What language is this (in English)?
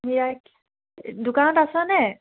Assamese